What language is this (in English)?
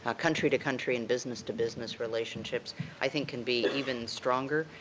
English